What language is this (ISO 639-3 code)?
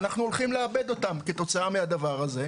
heb